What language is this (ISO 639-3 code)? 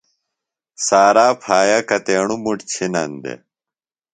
phl